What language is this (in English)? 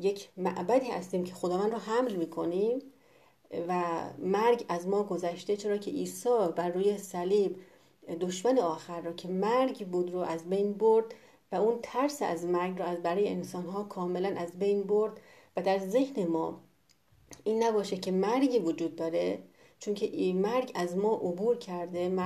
Persian